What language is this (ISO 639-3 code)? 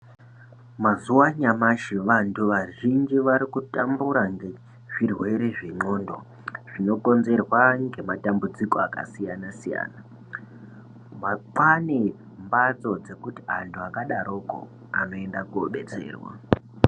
ndc